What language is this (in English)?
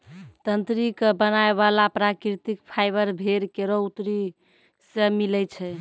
Maithili